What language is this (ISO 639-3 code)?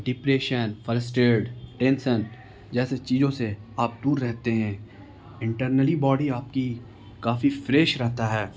urd